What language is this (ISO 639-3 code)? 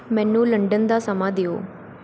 pan